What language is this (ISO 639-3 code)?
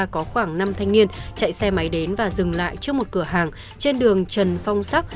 vie